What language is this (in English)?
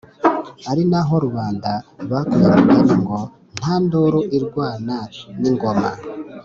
Kinyarwanda